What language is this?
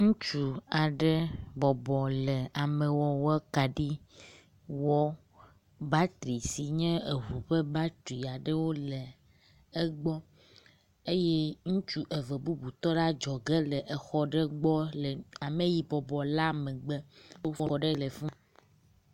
Ewe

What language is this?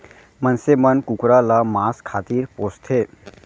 Chhattisgarhi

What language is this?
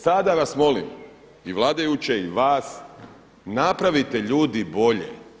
Croatian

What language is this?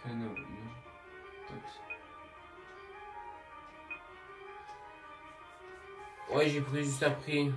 French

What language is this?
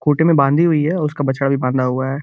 Hindi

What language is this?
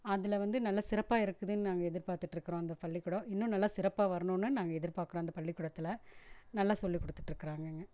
Tamil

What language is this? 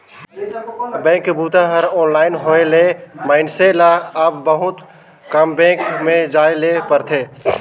Chhattisgarhi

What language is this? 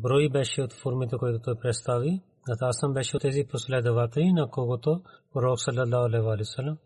Bulgarian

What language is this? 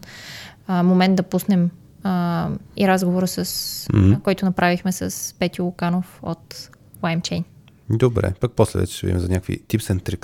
Bulgarian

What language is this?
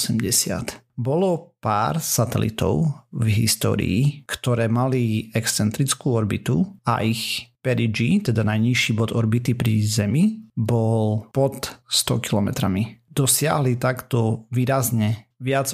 Slovak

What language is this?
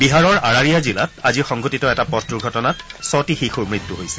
Assamese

